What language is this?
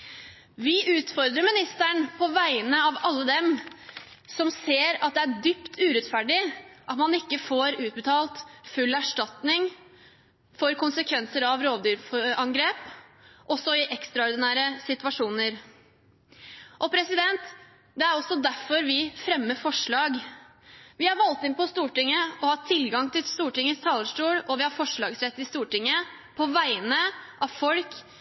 Norwegian Bokmål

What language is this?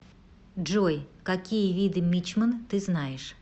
Russian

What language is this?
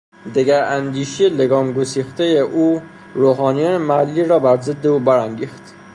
Persian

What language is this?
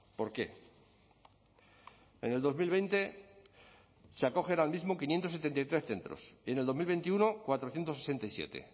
Spanish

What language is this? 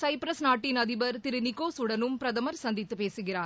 Tamil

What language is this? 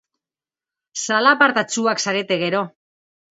Basque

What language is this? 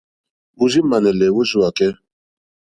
Mokpwe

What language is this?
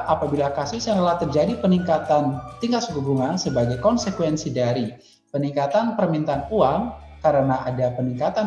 Indonesian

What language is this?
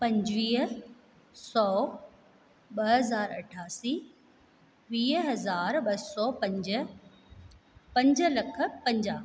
Sindhi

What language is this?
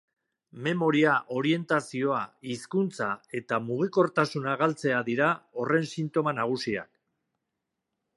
Basque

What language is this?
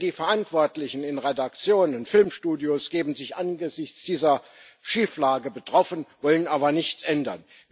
German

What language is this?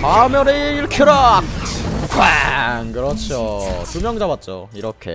Korean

